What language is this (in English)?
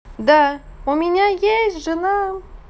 Russian